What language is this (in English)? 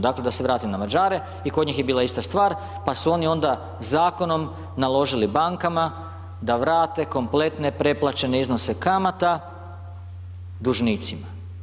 Croatian